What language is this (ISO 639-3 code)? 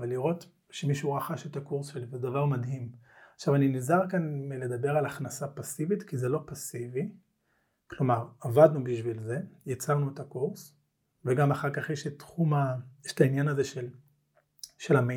heb